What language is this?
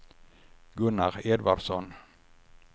Swedish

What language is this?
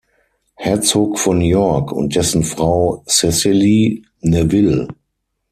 German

